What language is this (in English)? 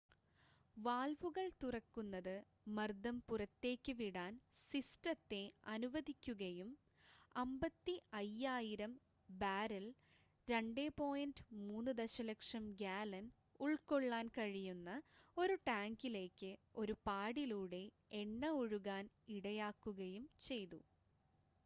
Malayalam